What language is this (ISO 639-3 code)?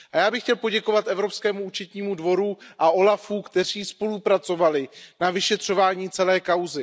ces